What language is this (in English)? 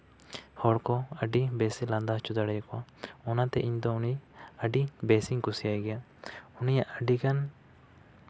Santali